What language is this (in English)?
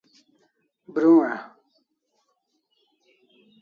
Kalasha